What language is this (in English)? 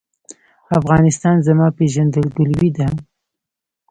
Pashto